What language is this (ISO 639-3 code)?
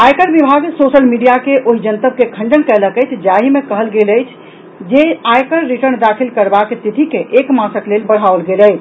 mai